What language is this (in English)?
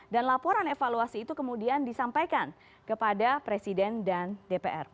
Indonesian